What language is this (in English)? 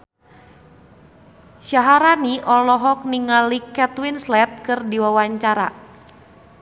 Sundanese